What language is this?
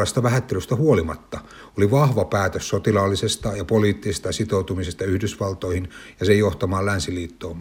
Finnish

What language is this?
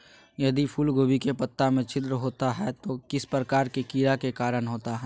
Magahi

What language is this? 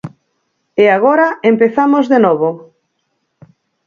Galician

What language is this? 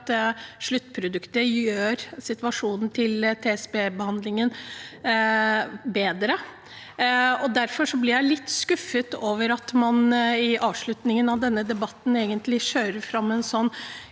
Norwegian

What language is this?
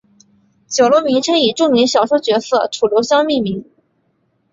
Chinese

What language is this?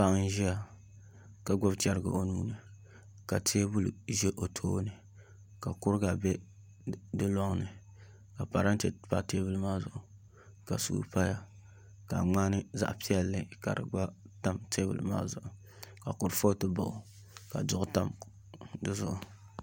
Dagbani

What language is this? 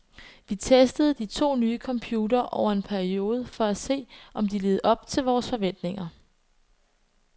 Danish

